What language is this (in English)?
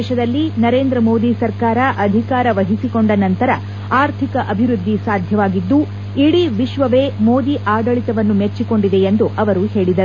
Kannada